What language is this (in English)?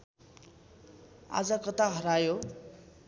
Nepali